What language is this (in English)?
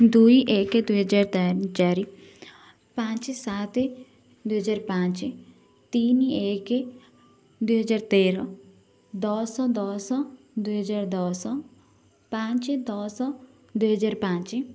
Odia